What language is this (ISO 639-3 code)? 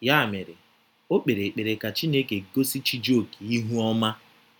ibo